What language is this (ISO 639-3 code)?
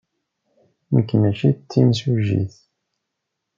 kab